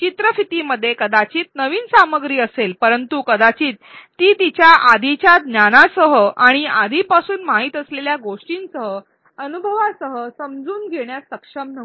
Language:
Marathi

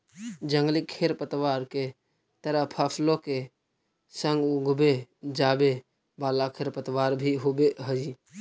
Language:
Magahi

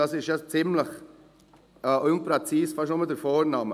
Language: Swiss German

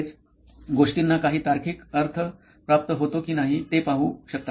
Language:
Marathi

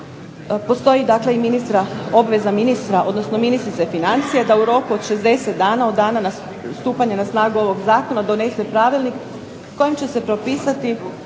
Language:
Croatian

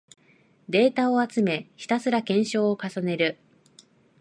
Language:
Japanese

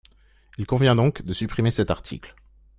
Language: French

